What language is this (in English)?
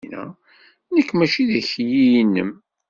Kabyle